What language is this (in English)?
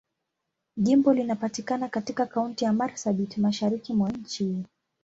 Swahili